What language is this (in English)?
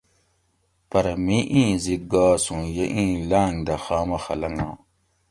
Gawri